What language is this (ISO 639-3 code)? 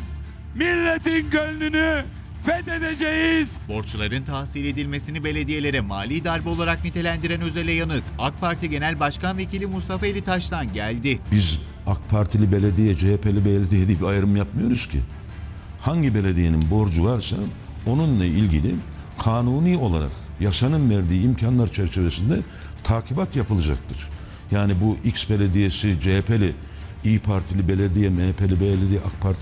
tur